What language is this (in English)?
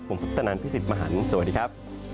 Thai